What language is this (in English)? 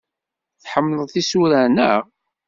Kabyle